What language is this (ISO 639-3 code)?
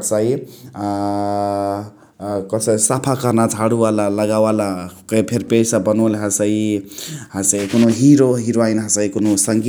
the